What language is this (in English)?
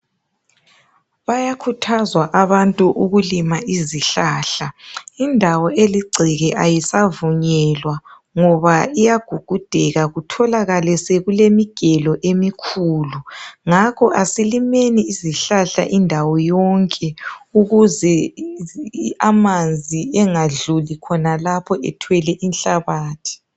North Ndebele